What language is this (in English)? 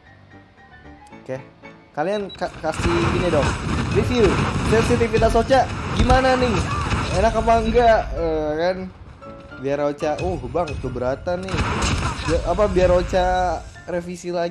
Indonesian